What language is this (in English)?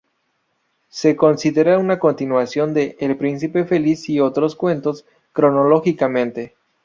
Spanish